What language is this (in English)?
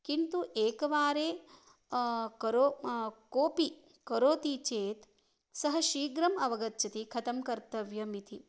Sanskrit